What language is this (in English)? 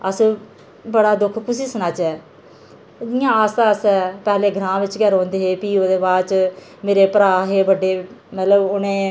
Dogri